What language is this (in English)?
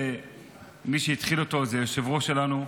Hebrew